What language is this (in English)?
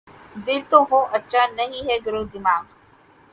Urdu